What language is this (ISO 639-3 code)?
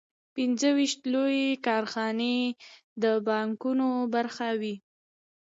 pus